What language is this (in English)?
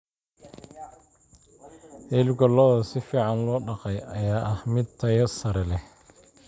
Somali